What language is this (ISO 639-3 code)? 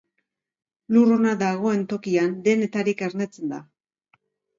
eus